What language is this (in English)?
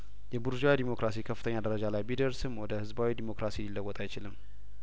Amharic